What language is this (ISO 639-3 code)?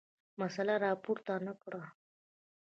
pus